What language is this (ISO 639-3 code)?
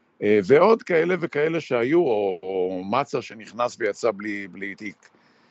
heb